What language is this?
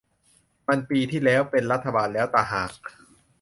Thai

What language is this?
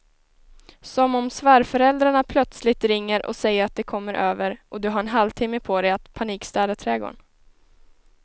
Swedish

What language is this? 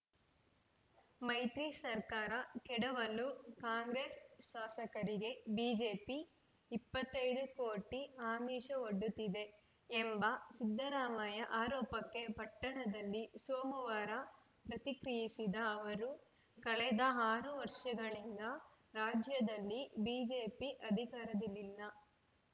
Kannada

